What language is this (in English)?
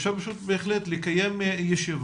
Hebrew